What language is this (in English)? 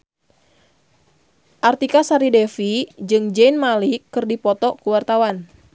Sundanese